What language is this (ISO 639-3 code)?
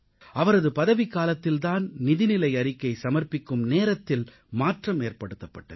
tam